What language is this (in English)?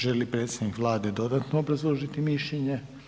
Croatian